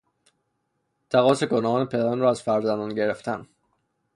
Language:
Persian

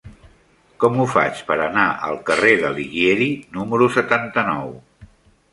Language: Catalan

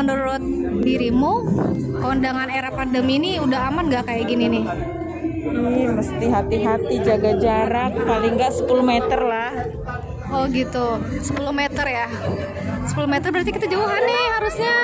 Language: Indonesian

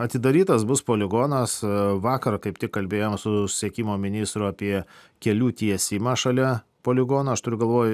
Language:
Lithuanian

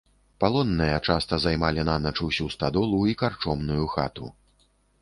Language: Belarusian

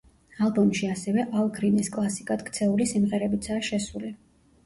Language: Georgian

